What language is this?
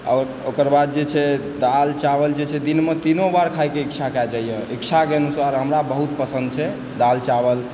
Maithili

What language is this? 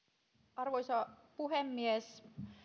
Finnish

